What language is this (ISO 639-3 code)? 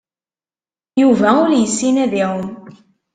kab